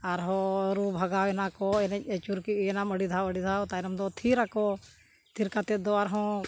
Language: Santali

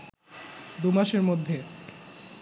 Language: Bangla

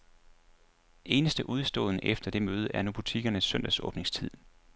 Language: Danish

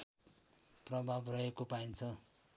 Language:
Nepali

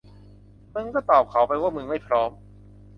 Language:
Thai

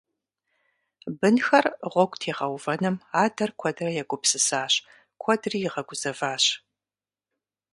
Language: Kabardian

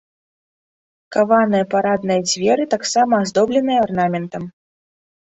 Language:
Belarusian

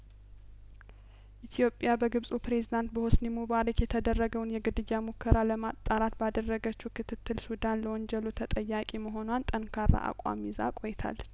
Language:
Amharic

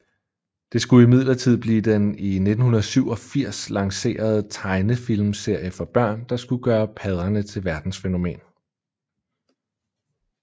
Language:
Danish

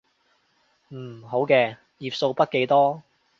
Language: Cantonese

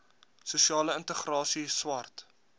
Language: Afrikaans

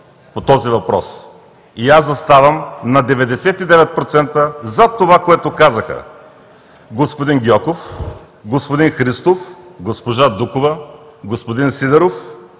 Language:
Bulgarian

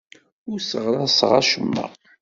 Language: Kabyle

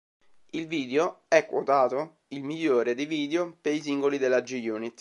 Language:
Italian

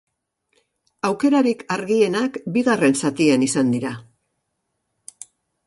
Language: Basque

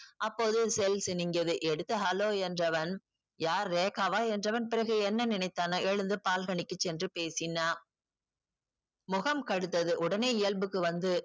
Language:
Tamil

